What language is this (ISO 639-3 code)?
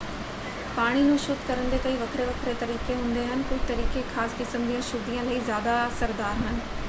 pan